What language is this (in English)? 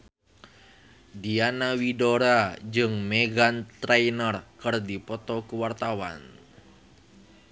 Sundanese